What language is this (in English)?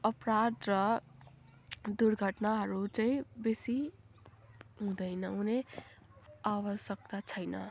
Nepali